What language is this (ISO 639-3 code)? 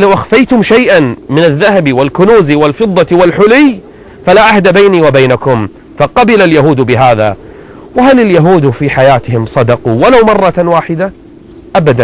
ara